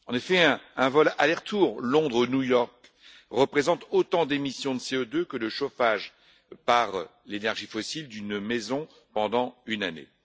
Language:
French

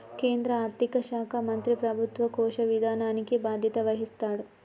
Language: Telugu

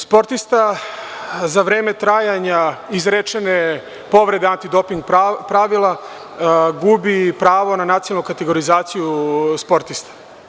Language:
Serbian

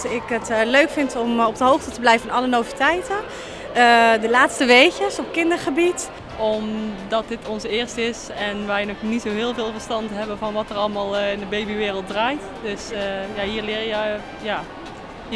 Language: Dutch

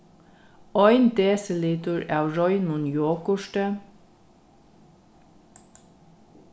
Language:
Faroese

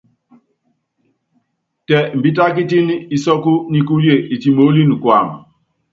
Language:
Yangben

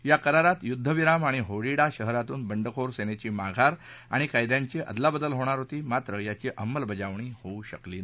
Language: Marathi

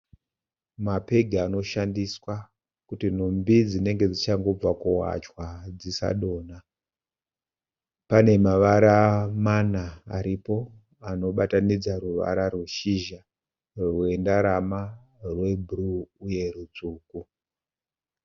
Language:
Shona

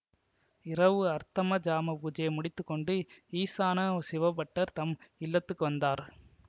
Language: Tamil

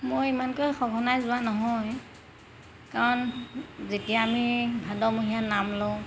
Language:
Assamese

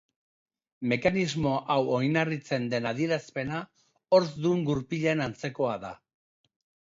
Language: Basque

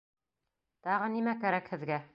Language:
Bashkir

